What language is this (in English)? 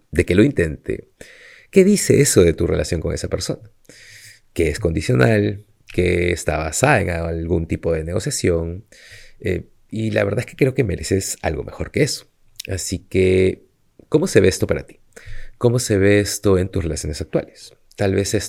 Spanish